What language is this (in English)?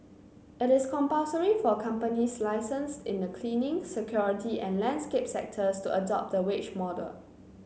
English